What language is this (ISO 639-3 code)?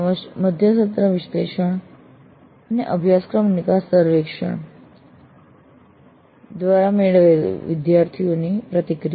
guj